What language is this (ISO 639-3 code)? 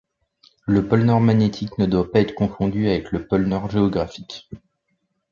fra